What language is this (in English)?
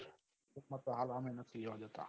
Gujarati